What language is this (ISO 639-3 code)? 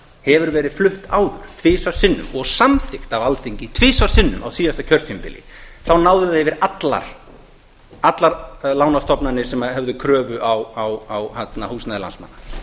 isl